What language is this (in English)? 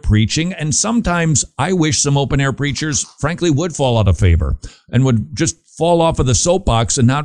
English